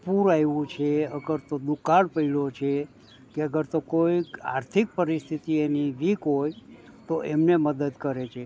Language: Gujarati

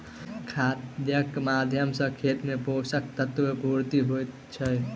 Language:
Maithili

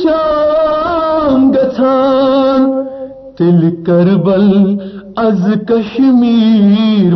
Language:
Urdu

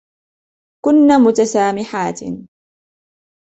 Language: Arabic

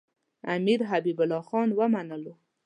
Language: Pashto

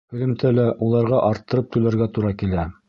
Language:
Bashkir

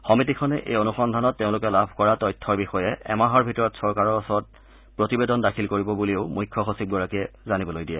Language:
Assamese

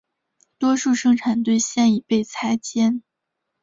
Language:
Chinese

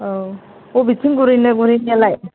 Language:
Bodo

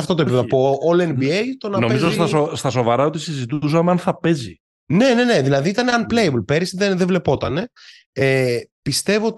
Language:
Greek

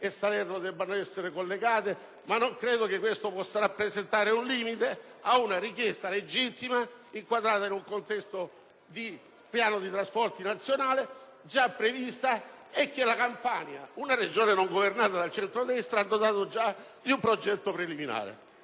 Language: Italian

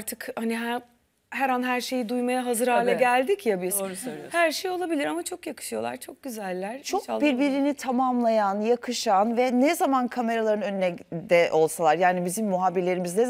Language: Turkish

